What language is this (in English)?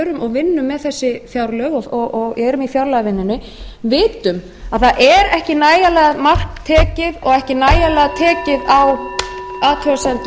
Icelandic